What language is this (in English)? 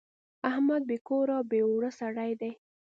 Pashto